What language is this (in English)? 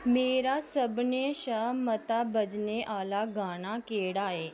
Dogri